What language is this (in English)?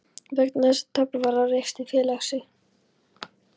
Icelandic